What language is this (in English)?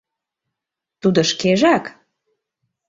Mari